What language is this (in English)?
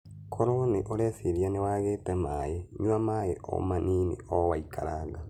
Kikuyu